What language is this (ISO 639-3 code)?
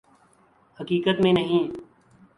urd